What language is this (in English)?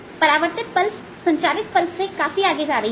Hindi